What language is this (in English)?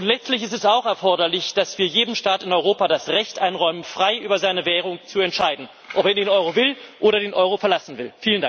German